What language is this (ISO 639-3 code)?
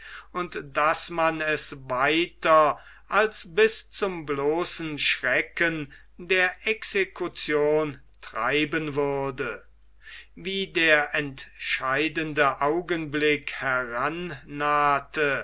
deu